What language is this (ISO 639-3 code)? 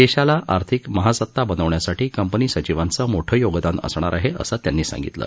mar